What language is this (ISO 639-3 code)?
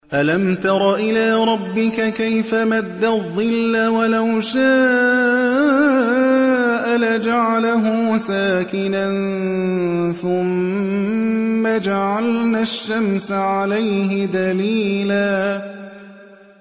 ara